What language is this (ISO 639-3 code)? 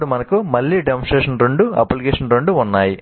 tel